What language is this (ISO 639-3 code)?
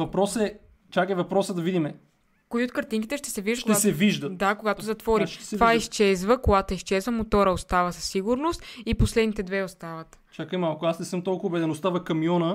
bul